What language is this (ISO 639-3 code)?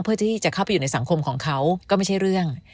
tha